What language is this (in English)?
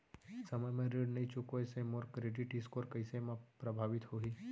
Chhattisgarhi